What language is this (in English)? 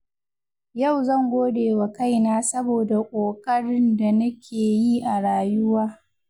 Hausa